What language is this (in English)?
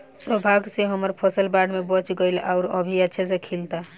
Bhojpuri